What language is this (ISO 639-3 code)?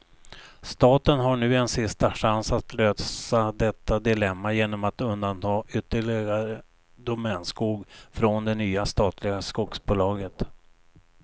swe